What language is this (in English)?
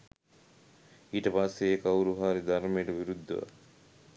Sinhala